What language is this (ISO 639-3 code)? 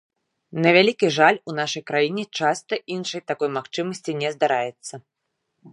bel